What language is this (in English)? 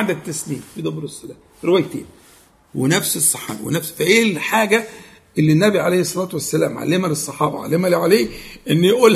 Arabic